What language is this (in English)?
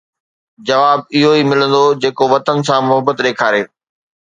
Sindhi